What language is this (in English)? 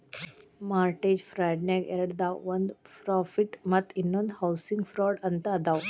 Kannada